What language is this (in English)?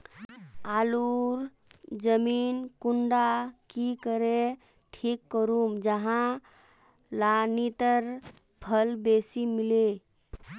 Magahi